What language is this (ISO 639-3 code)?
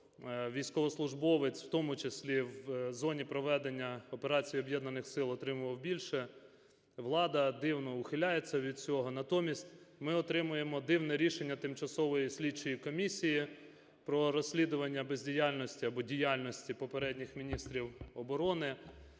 ukr